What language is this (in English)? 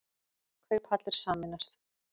Icelandic